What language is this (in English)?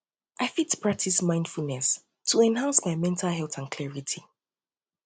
Nigerian Pidgin